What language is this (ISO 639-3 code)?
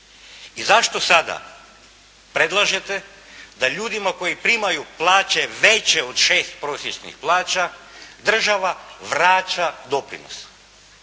hrv